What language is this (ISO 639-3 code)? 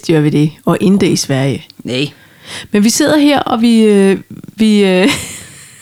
dan